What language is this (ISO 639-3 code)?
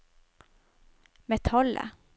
nor